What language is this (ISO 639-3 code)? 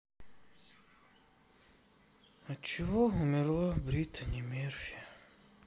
rus